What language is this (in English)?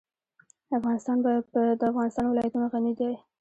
Pashto